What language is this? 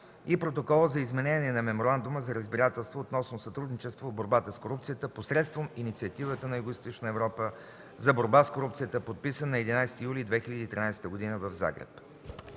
Bulgarian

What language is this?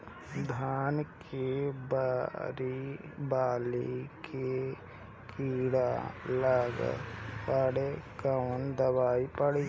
Bhojpuri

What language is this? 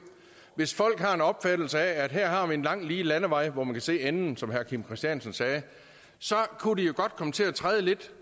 Danish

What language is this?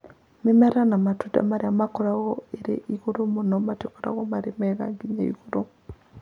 Kikuyu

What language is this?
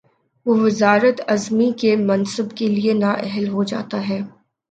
Urdu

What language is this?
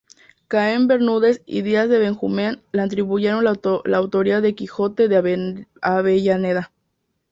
Spanish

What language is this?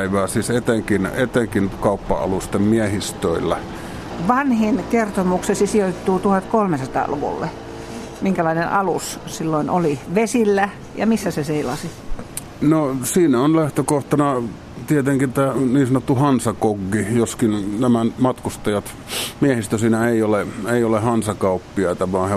Finnish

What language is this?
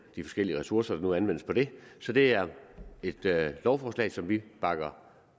Danish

